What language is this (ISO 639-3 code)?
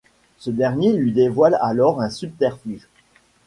fra